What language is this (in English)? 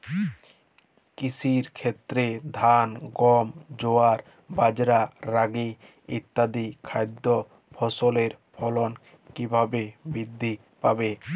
Bangla